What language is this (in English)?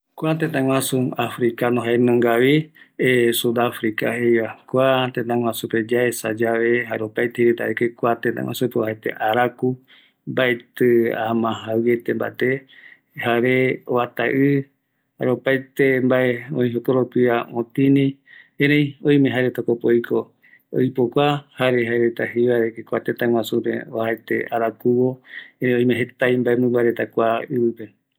Eastern Bolivian Guaraní